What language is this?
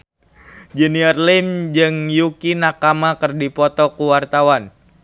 Sundanese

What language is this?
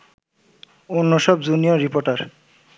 Bangla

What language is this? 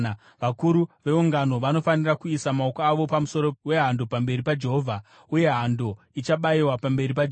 Shona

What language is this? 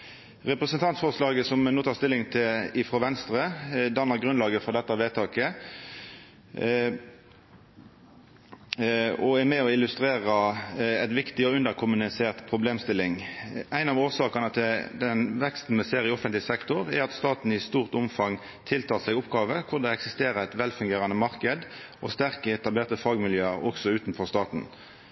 Norwegian Nynorsk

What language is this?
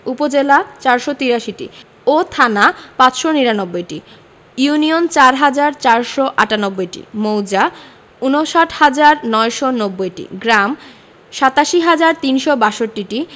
Bangla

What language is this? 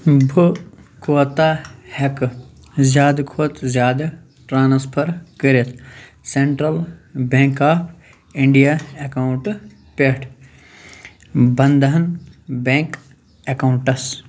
Kashmiri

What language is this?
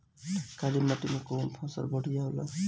Bhojpuri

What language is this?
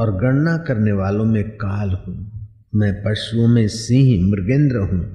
Hindi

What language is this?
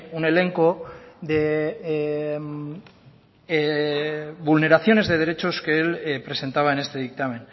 Spanish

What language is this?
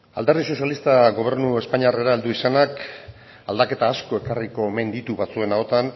Basque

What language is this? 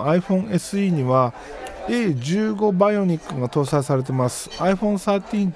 Japanese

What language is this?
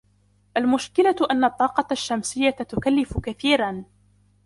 Arabic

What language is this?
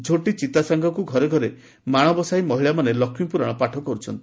Odia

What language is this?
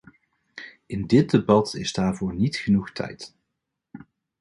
Dutch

